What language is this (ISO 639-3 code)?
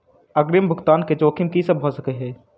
mai